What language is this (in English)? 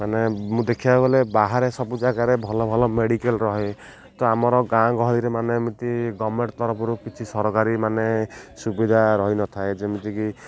Odia